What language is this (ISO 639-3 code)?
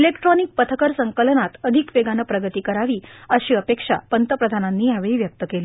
mar